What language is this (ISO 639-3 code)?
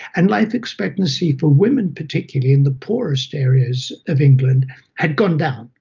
eng